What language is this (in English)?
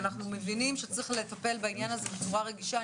Hebrew